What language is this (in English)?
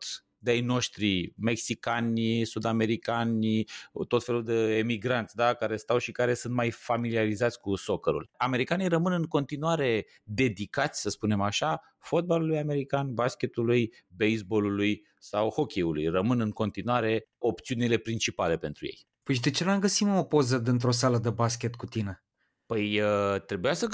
Romanian